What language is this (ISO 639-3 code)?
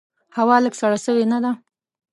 pus